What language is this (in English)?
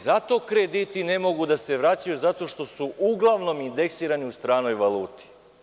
Serbian